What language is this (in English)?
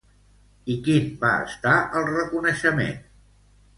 Catalan